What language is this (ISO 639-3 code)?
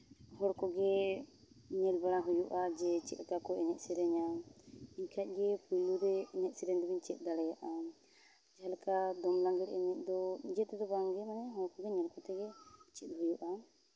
sat